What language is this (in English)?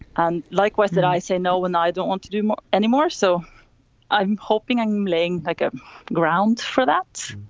English